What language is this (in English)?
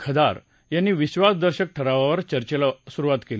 Marathi